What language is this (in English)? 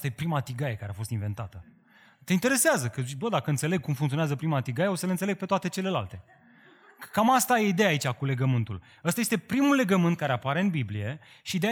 Romanian